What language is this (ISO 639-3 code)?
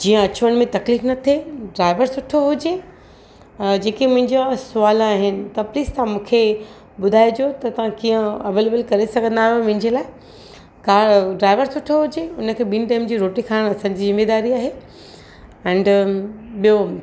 snd